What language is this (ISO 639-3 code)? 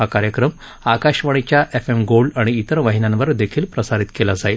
mar